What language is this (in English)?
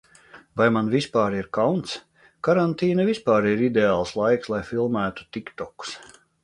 Latvian